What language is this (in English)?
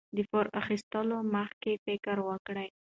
Pashto